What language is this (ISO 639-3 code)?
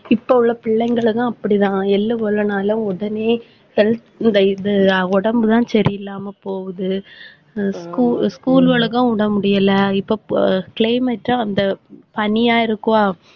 tam